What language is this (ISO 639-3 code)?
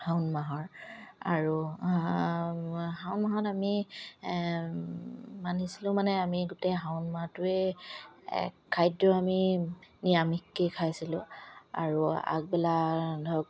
asm